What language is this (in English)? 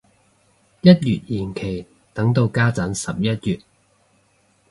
Cantonese